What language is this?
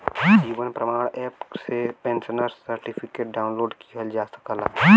Bhojpuri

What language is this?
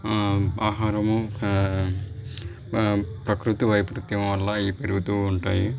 Telugu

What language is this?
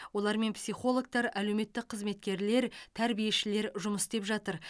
Kazakh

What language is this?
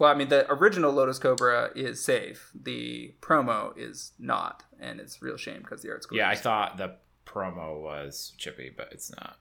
English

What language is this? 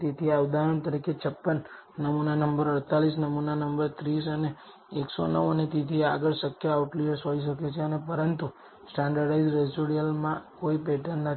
Gujarati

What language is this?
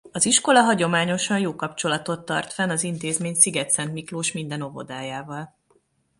Hungarian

